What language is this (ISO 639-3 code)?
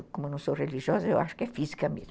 por